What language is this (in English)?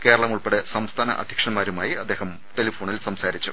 Malayalam